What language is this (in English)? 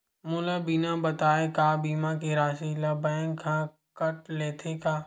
Chhattisgarhi